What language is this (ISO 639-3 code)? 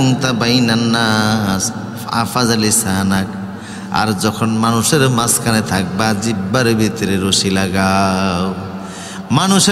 ben